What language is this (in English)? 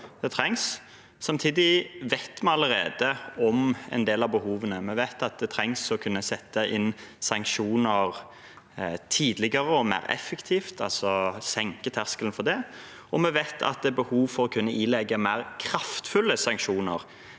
Norwegian